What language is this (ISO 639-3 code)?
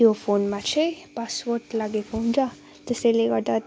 nep